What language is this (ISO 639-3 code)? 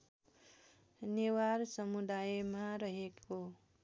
nep